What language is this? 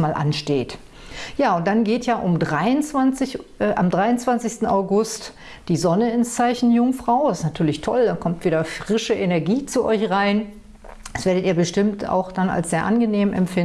German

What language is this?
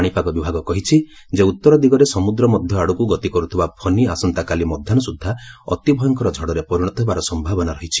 Odia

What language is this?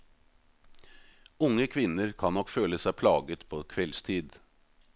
Norwegian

